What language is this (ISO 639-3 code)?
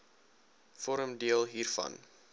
afr